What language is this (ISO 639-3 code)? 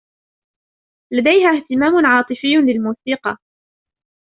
ara